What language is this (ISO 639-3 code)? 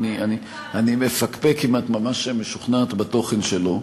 heb